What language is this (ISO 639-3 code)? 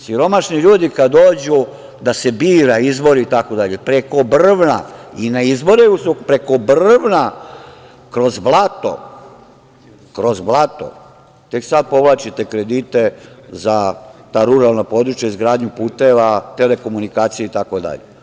srp